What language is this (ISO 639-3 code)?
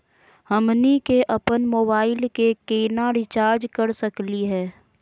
mag